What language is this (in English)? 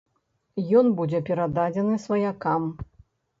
Belarusian